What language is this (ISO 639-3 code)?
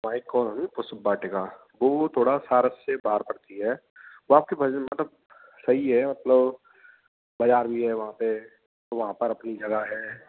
hin